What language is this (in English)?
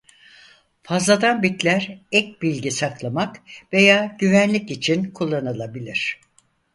Turkish